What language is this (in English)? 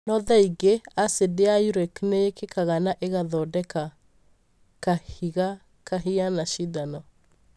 Kikuyu